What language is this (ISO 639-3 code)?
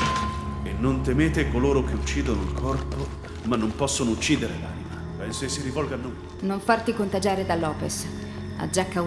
ita